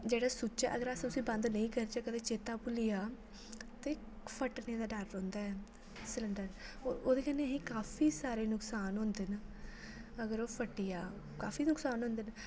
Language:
Dogri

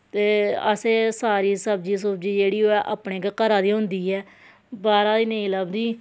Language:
Dogri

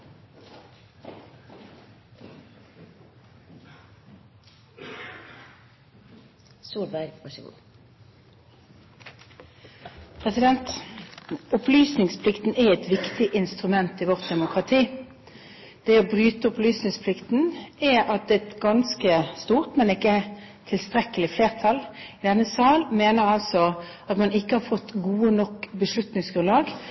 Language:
Norwegian Bokmål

